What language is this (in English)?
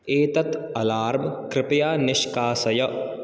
Sanskrit